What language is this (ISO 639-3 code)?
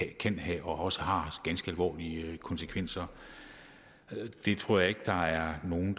dan